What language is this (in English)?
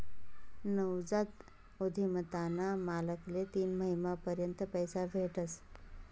Marathi